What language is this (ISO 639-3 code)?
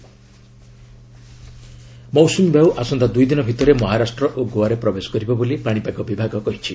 ori